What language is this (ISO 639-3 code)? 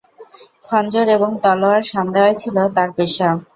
ben